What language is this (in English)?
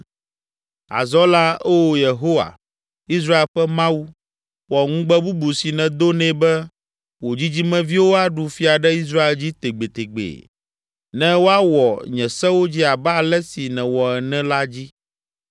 Ewe